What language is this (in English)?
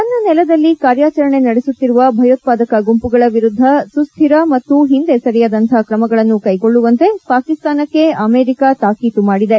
Kannada